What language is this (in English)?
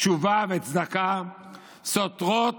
Hebrew